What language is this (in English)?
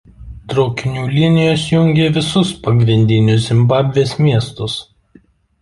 Lithuanian